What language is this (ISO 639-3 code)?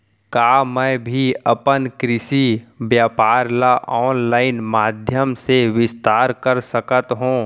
hne